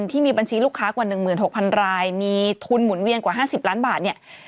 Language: Thai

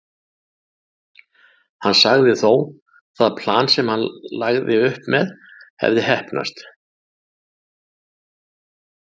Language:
Icelandic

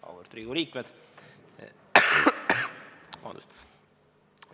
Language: Estonian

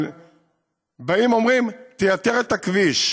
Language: Hebrew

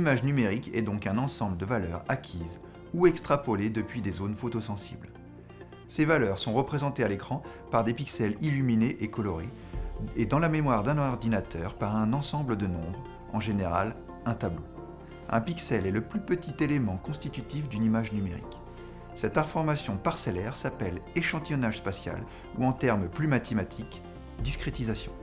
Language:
French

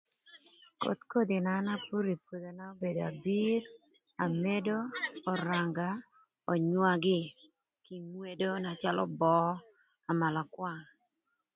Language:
Thur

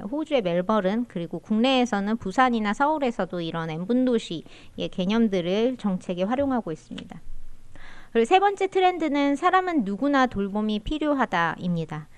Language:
Korean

